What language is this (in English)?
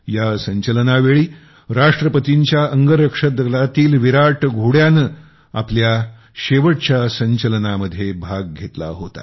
Marathi